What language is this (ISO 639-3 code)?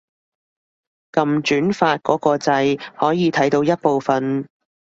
yue